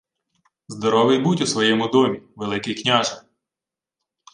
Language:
Ukrainian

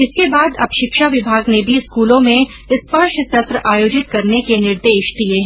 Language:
Hindi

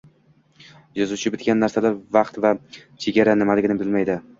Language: Uzbek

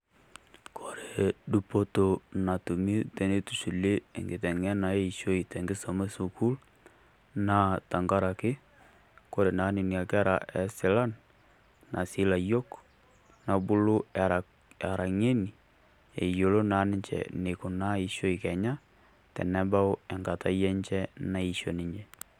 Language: Masai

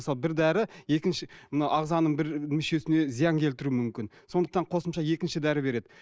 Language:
Kazakh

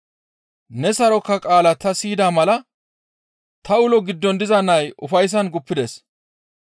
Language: Gamo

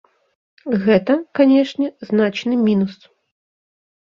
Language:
Belarusian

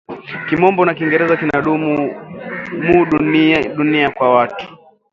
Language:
Swahili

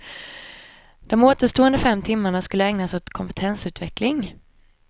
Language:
Swedish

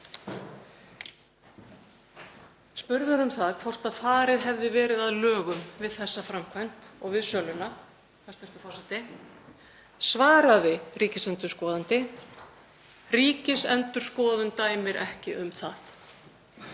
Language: Icelandic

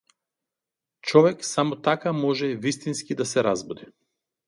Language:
Macedonian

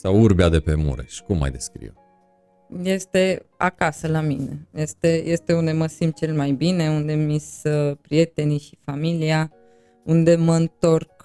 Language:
Romanian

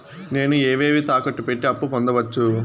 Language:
Telugu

